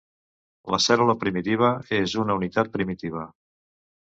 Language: Catalan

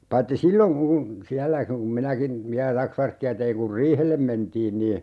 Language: Finnish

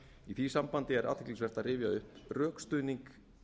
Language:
Icelandic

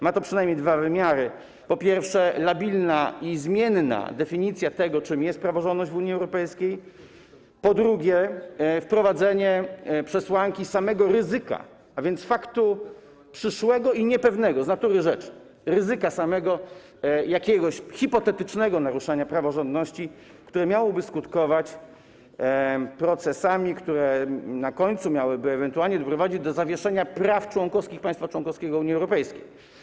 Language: Polish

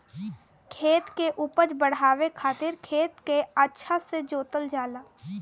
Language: Bhojpuri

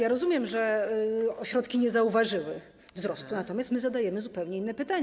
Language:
Polish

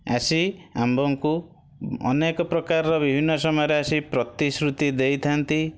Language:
Odia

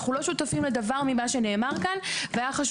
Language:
Hebrew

